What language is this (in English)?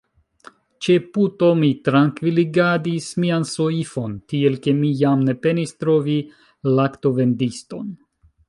Esperanto